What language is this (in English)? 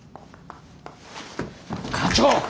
Japanese